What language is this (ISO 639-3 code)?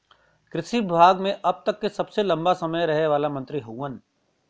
bho